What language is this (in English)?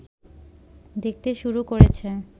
Bangla